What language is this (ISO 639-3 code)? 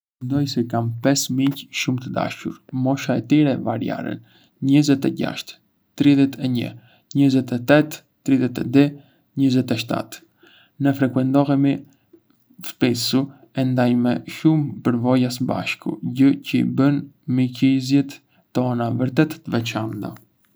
aae